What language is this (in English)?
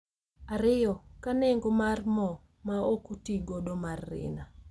Luo (Kenya and Tanzania)